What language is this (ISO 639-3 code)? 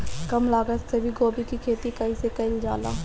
bho